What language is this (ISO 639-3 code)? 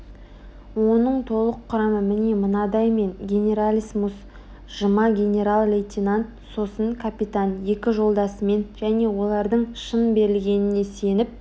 kaz